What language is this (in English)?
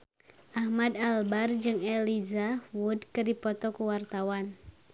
Sundanese